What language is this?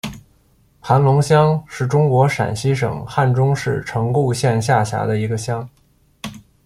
Chinese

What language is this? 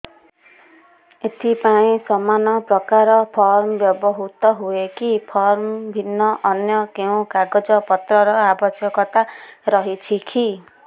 Odia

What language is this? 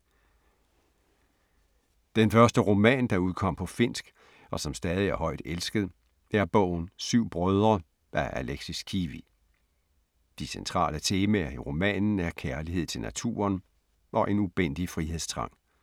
Danish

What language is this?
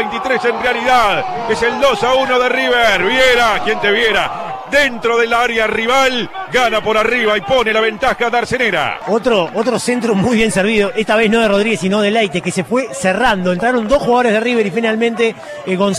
Spanish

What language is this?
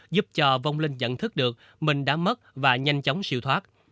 Vietnamese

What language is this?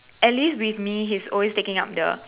English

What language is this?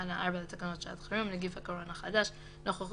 Hebrew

